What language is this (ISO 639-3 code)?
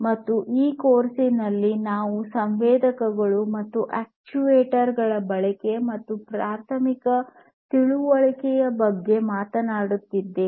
kan